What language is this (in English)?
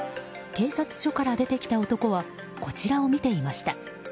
Japanese